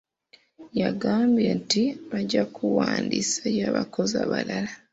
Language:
Ganda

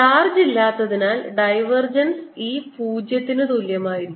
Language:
Malayalam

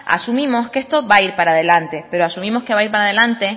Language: Spanish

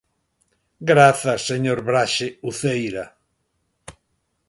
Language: Galician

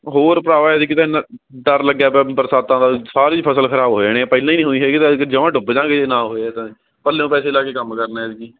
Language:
Punjabi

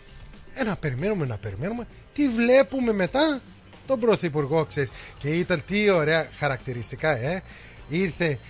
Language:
Greek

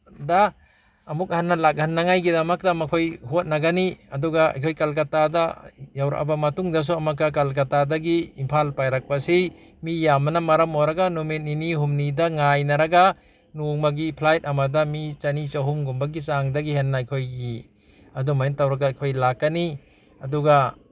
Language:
Manipuri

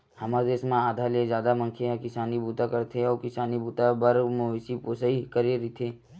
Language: Chhattisgarhi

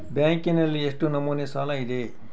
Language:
Kannada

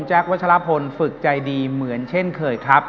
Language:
Thai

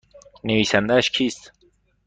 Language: Persian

